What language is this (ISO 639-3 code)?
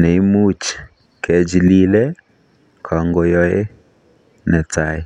kln